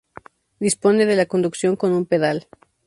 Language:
Spanish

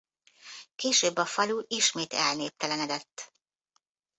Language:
Hungarian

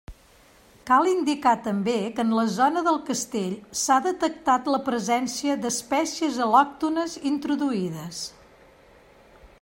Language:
Catalan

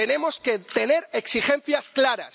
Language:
Spanish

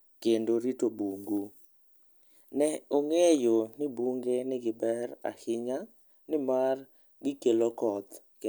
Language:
Luo (Kenya and Tanzania)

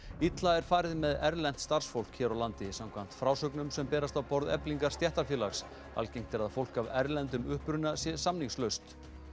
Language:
Icelandic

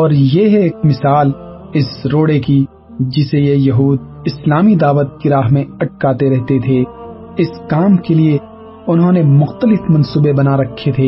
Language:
Urdu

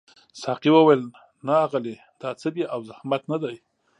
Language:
Pashto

